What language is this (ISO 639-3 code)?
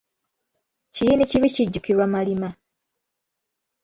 lug